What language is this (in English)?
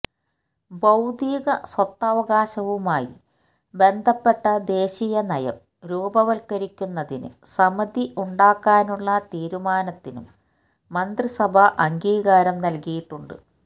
Malayalam